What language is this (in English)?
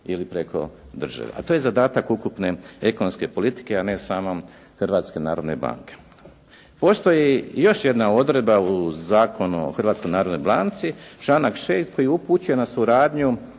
Croatian